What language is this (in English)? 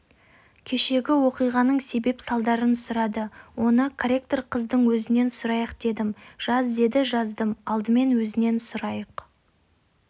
Kazakh